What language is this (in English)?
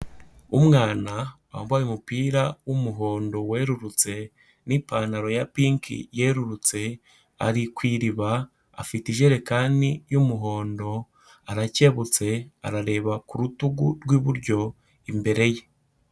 Kinyarwanda